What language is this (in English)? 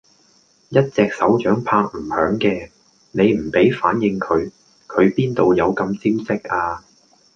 Cantonese